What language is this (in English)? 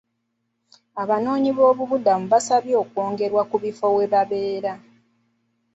Ganda